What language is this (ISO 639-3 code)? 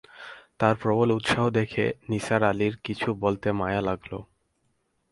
ben